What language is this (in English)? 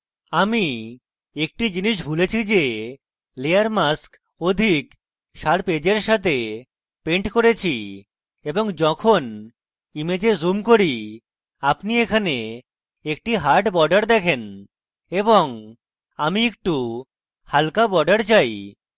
Bangla